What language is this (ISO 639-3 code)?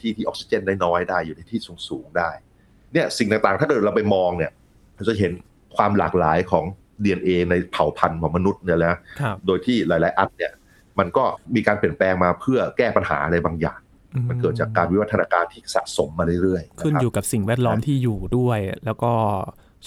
tha